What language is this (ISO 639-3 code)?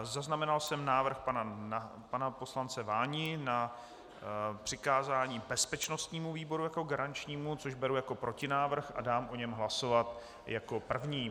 ces